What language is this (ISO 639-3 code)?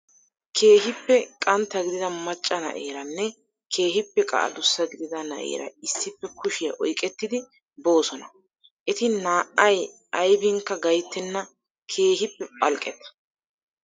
wal